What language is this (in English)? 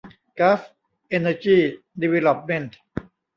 Thai